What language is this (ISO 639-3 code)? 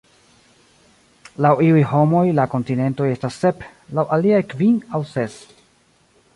epo